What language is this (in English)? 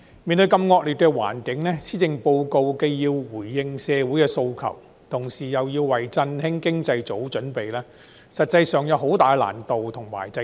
Cantonese